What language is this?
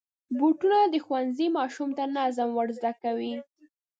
Pashto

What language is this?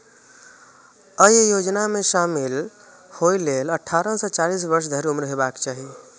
Maithili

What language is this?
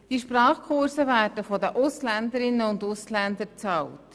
Swiss German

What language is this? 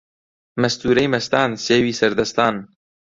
Central Kurdish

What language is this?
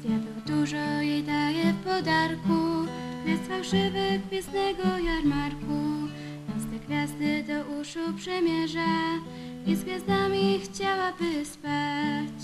Polish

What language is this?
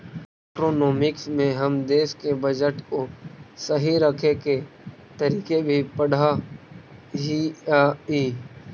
Magahi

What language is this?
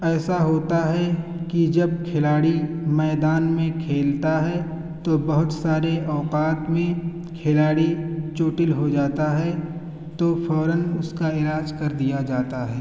Urdu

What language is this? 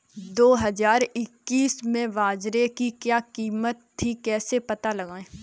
Hindi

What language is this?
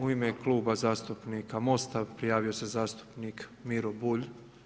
Croatian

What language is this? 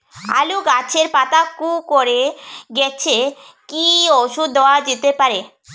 Bangla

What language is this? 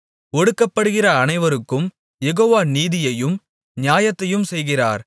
Tamil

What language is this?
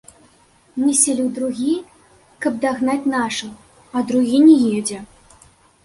Belarusian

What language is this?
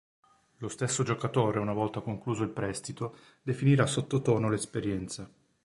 Italian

